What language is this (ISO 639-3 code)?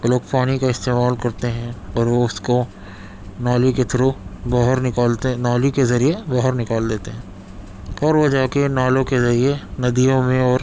urd